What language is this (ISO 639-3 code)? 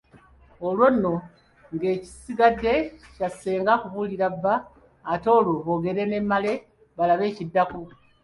lug